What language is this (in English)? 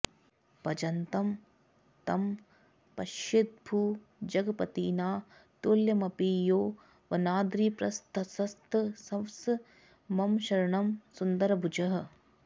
Sanskrit